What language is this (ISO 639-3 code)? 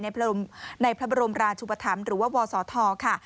tha